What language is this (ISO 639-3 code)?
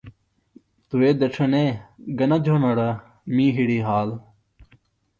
phl